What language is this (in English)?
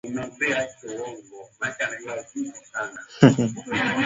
Swahili